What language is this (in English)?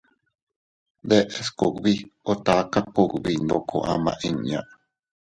Teutila Cuicatec